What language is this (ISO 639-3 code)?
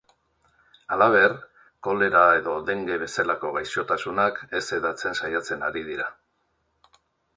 eus